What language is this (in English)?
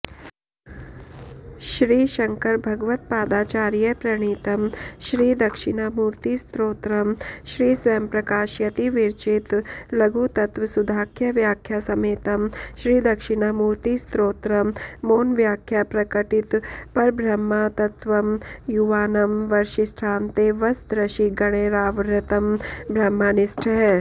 Sanskrit